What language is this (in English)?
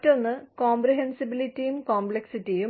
Malayalam